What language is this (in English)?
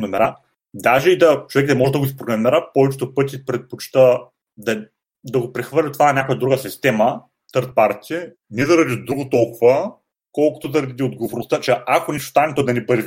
Bulgarian